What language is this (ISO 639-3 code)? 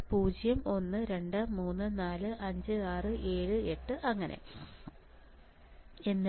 mal